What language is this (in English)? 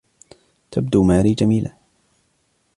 Arabic